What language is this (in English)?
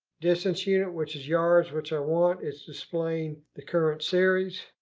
English